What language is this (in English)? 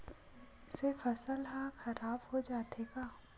Chhattisgarhi